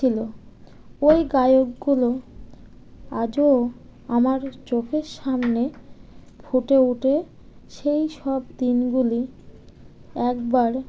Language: Bangla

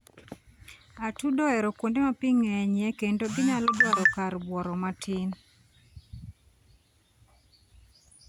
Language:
Luo (Kenya and Tanzania)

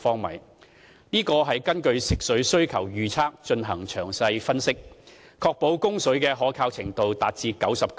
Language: Cantonese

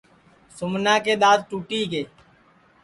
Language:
Sansi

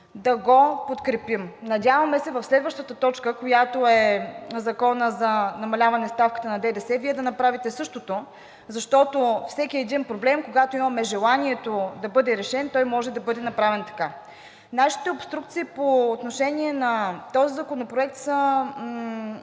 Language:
Bulgarian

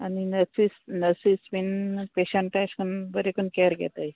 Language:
Konkani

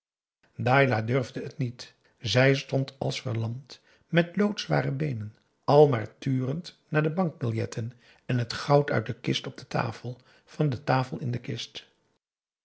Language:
Dutch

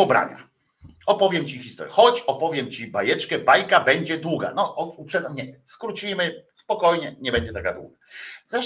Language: Polish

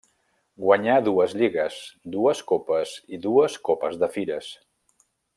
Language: Catalan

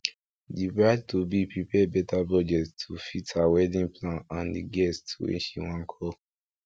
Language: Nigerian Pidgin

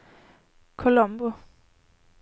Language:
Swedish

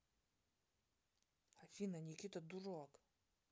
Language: Russian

